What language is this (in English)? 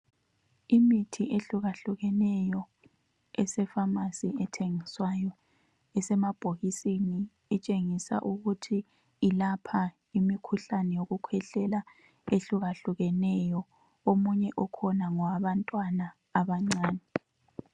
North Ndebele